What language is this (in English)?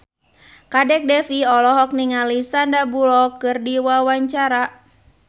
Sundanese